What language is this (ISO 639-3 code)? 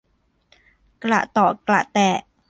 tha